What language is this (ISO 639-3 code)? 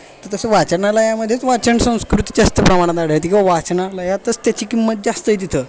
mar